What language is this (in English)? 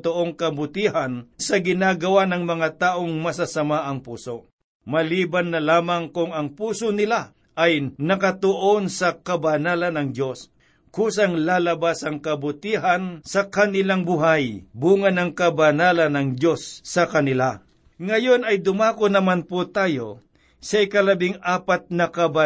Filipino